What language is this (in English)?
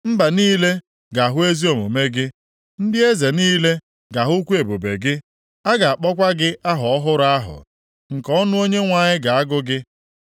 Igbo